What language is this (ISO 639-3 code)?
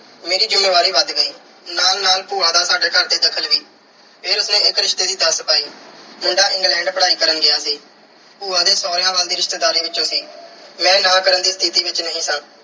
pan